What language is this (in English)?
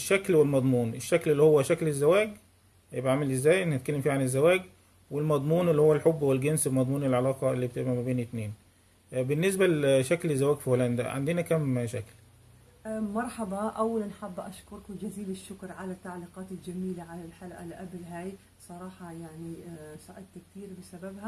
Arabic